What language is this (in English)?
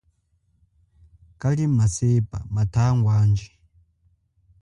Chokwe